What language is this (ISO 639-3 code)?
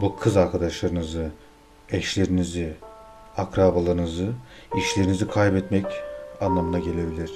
tur